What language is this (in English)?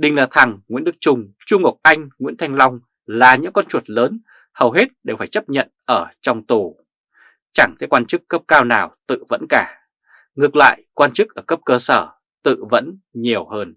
Vietnamese